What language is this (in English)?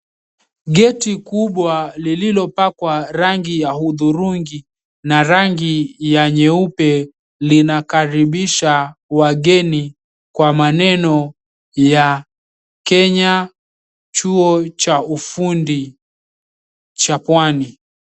Swahili